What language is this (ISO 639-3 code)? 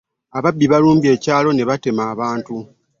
lug